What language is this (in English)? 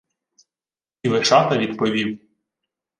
Ukrainian